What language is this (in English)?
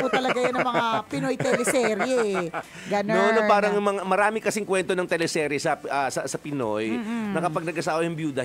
Filipino